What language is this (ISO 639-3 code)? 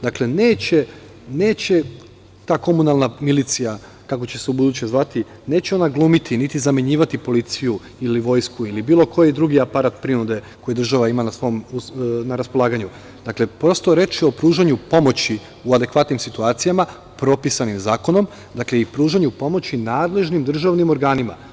srp